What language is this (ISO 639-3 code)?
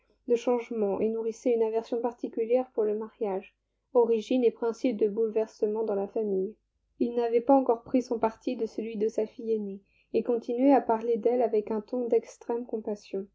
fra